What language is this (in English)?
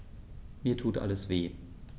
German